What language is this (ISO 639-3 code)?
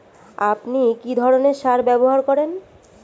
ben